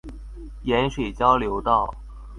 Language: Chinese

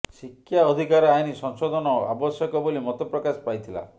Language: Odia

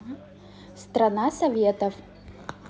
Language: Russian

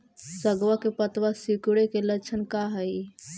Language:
Magahi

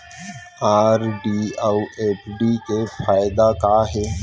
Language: Chhattisgarhi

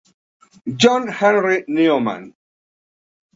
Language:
Spanish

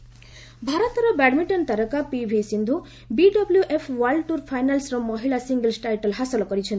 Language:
Odia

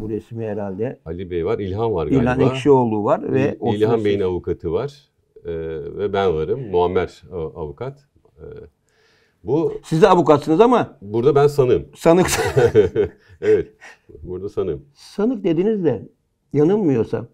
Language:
Turkish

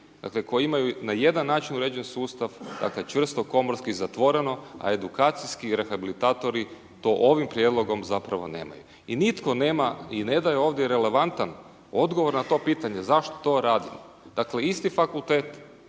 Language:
Croatian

